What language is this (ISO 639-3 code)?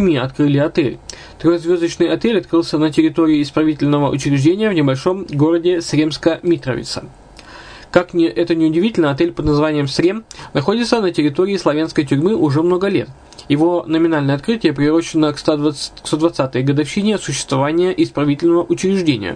rus